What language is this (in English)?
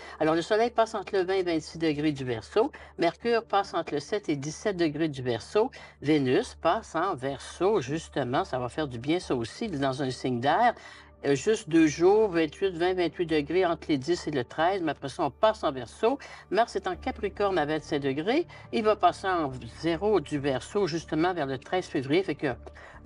French